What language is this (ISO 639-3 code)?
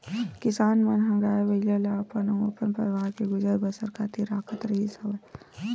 hne